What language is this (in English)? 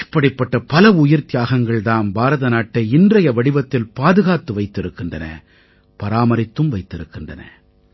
Tamil